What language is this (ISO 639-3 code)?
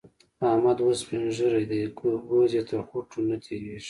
pus